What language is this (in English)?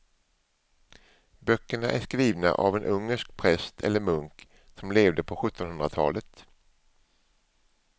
Swedish